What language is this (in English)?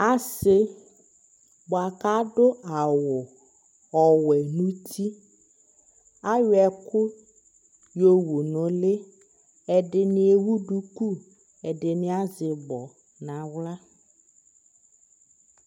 Ikposo